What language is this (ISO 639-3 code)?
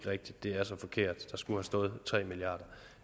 dan